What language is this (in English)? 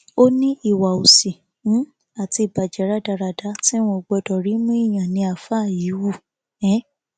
Yoruba